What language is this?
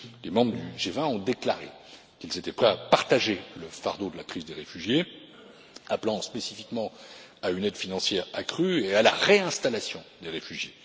French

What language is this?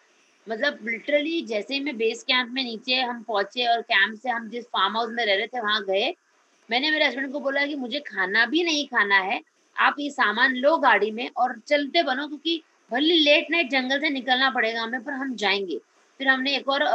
Hindi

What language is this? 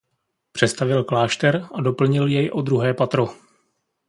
Czech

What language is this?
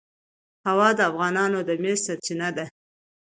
Pashto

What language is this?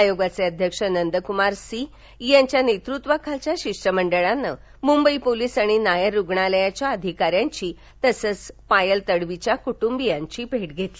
Marathi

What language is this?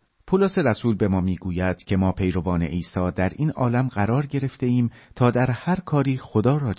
Persian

